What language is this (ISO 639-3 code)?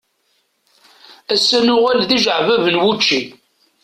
kab